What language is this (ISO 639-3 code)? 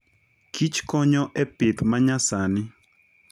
luo